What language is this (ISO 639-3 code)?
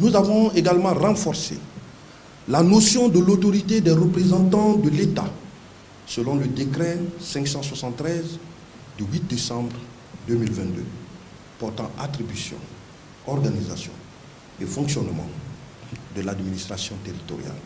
fra